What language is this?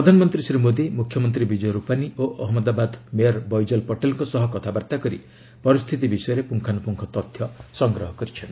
Odia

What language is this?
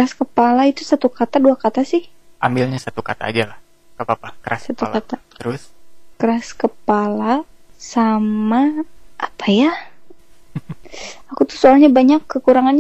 Indonesian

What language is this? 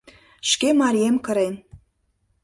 Mari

